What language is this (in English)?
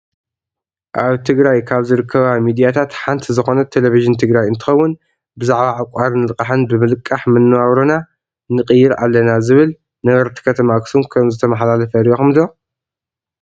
Tigrinya